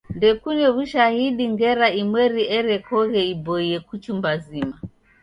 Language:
Taita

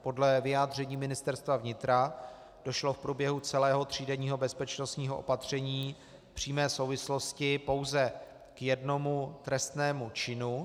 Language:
Czech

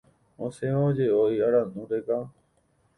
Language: Guarani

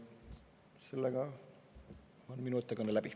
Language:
Estonian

